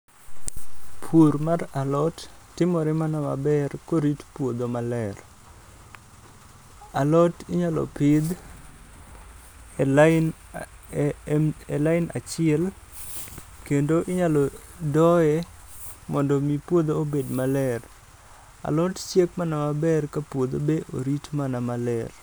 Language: Luo (Kenya and Tanzania)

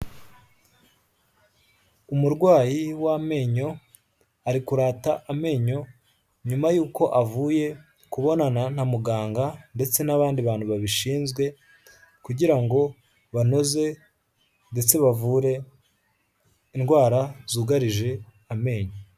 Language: Kinyarwanda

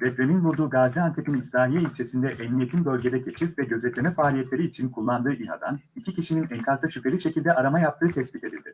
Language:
Turkish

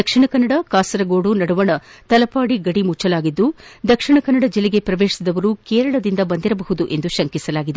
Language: Kannada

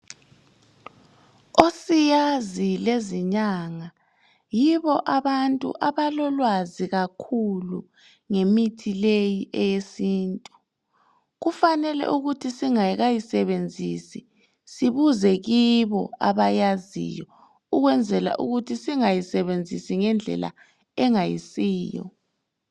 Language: North Ndebele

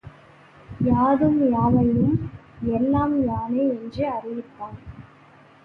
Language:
Tamil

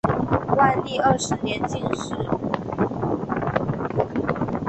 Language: Chinese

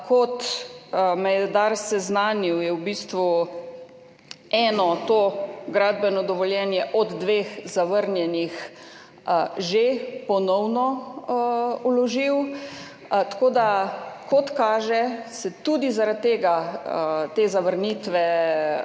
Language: Slovenian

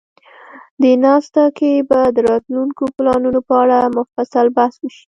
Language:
Pashto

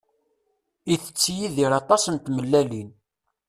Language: Kabyle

